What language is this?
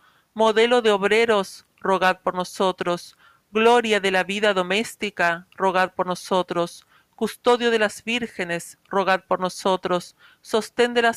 Spanish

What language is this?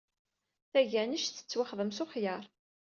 Kabyle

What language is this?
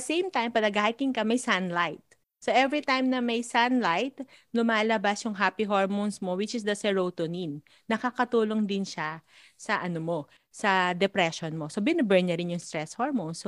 Filipino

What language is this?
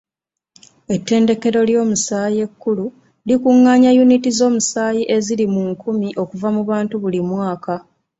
Ganda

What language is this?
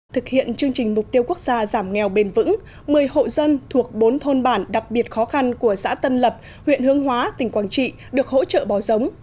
Vietnamese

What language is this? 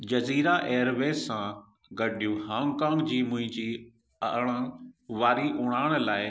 Sindhi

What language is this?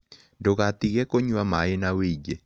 Kikuyu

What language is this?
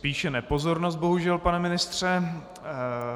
Czech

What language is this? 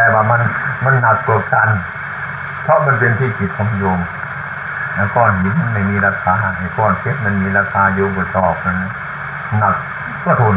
Thai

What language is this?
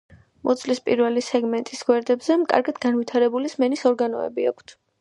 Georgian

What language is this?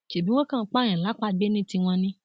Yoruba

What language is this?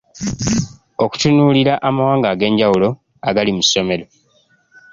Ganda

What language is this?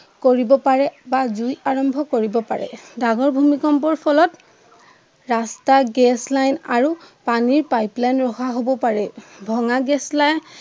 Assamese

